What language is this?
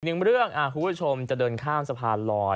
Thai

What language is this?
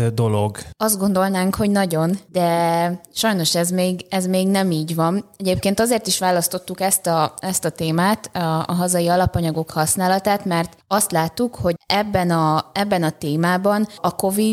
Hungarian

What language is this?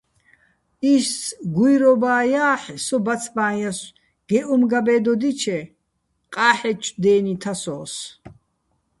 Bats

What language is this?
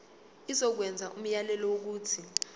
Zulu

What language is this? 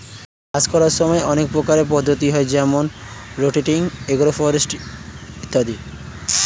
Bangla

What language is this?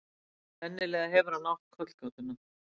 Icelandic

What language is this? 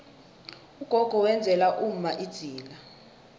South Ndebele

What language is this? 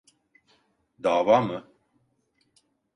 Turkish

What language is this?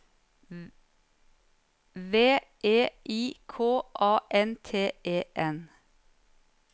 Norwegian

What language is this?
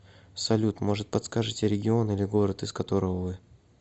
Russian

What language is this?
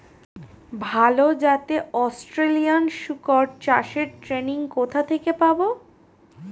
Bangla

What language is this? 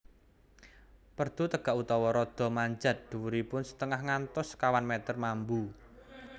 Javanese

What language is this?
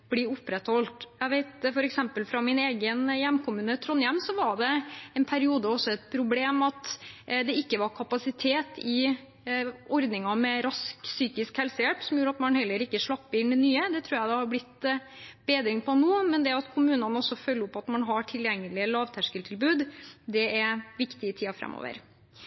Norwegian Bokmål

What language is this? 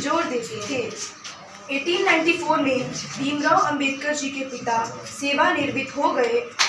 Hindi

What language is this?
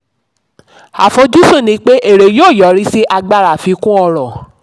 Yoruba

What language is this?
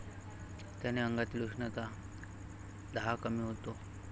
Marathi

